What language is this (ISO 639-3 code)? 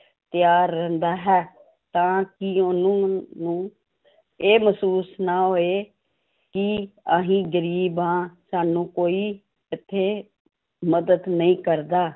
pan